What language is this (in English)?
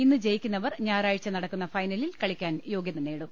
Malayalam